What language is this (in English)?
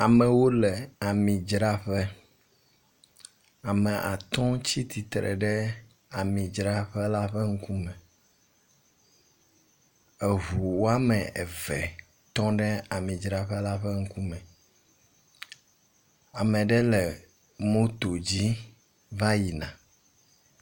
Ewe